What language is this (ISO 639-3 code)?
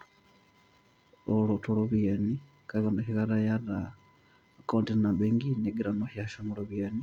mas